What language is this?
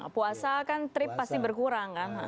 Indonesian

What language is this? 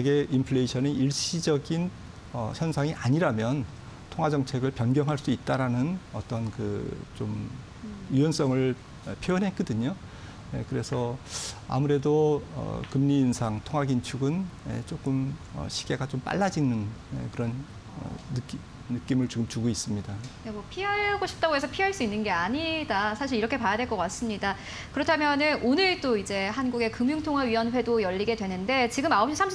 Korean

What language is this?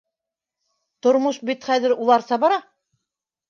Bashkir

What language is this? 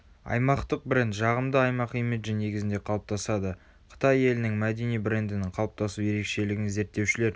Kazakh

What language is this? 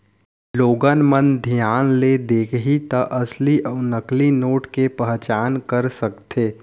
Chhattisgarhi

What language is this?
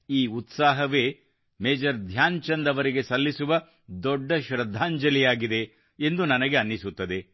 Kannada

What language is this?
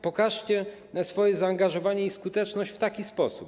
Polish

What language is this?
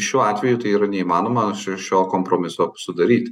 Lithuanian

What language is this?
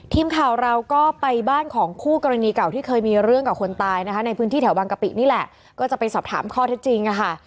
Thai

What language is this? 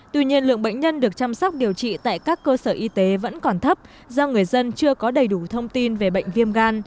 Vietnamese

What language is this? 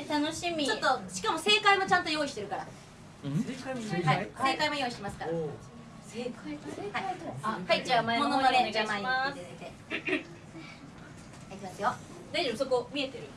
Japanese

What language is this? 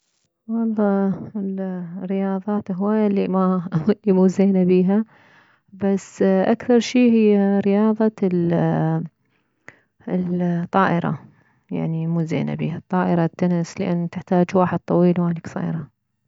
Mesopotamian Arabic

